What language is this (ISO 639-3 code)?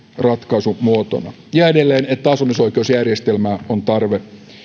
fin